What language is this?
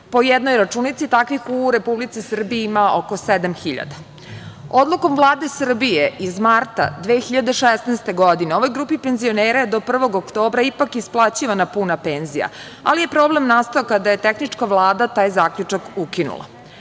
Serbian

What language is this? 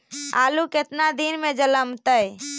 Magahi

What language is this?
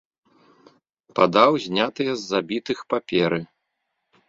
Belarusian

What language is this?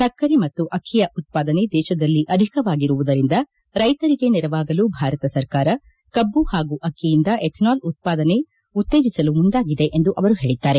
Kannada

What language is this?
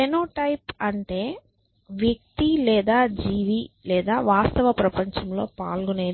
Telugu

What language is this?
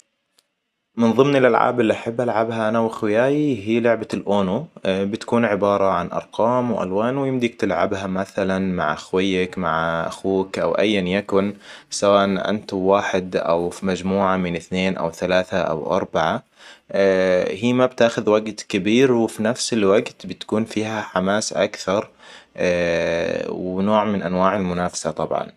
Hijazi Arabic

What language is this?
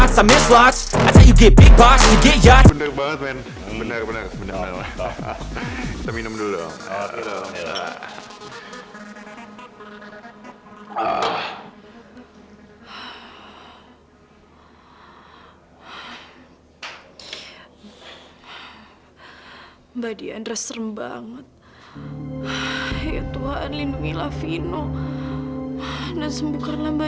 Indonesian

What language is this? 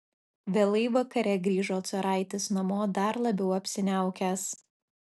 Lithuanian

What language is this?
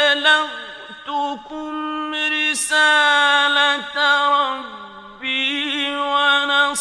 Arabic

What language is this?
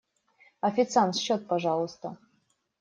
Russian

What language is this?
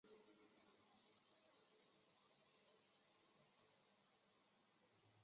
Chinese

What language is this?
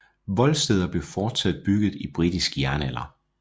Danish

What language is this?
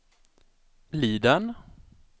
Swedish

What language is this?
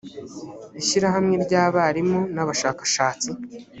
Kinyarwanda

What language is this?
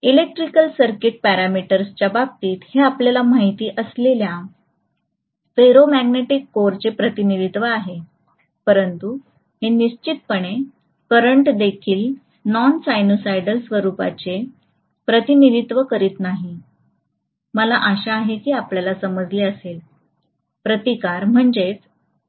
Marathi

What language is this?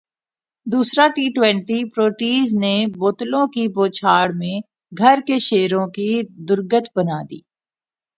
Urdu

